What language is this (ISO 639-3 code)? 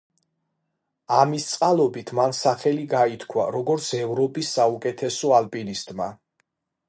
kat